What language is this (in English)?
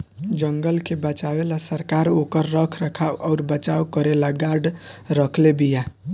Bhojpuri